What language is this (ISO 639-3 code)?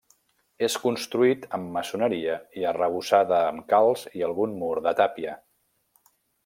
cat